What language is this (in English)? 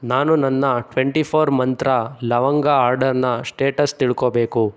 Kannada